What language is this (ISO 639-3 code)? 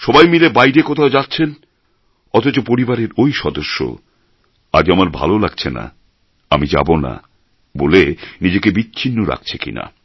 ben